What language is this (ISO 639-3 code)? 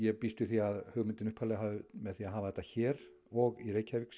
isl